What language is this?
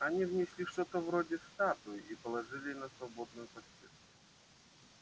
Russian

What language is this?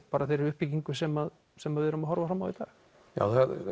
Icelandic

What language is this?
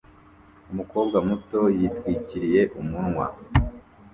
Kinyarwanda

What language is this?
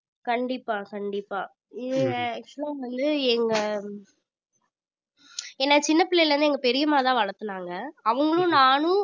Tamil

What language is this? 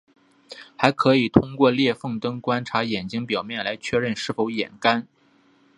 Chinese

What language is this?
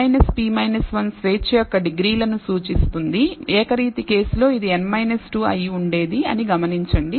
Telugu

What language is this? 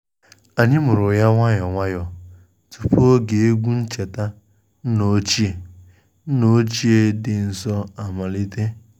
Igbo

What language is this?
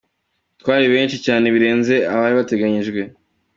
Kinyarwanda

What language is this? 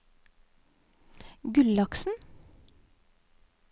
Norwegian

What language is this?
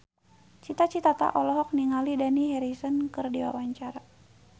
Sundanese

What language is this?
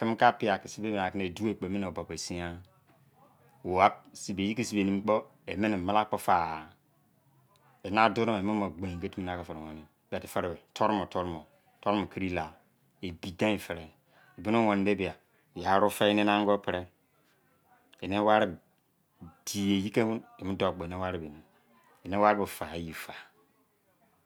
Izon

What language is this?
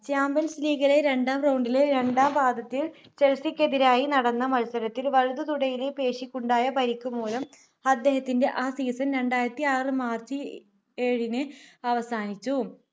Malayalam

